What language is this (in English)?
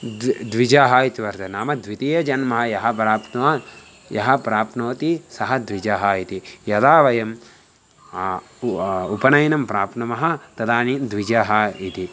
Sanskrit